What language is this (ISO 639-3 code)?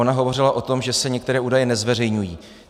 ces